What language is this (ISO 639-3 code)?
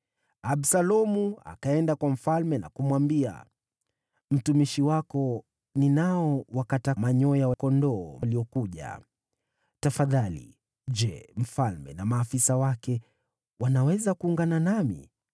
swa